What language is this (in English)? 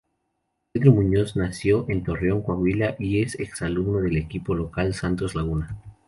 Spanish